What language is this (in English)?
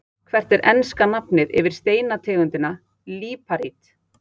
Icelandic